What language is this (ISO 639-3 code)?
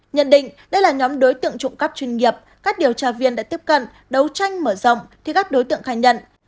vie